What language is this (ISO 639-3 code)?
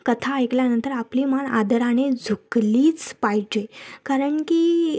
mar